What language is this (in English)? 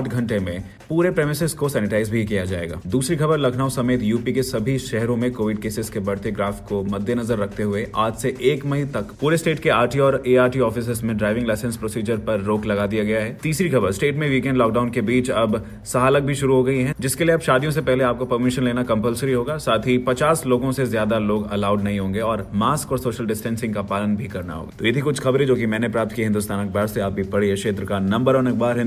Hindi